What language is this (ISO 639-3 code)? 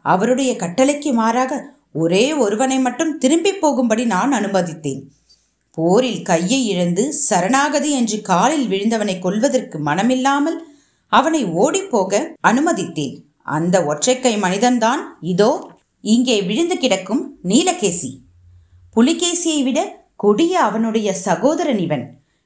tam